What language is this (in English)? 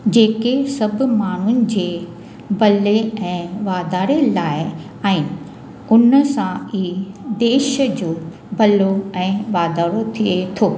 Sindhi